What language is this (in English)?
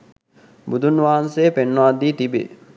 Sinhala